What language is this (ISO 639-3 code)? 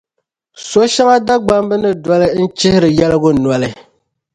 dag